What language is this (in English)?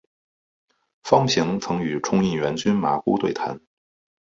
Chinese